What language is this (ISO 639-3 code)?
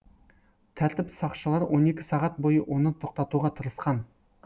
kaz